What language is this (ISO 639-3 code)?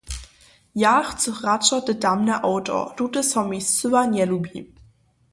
hsb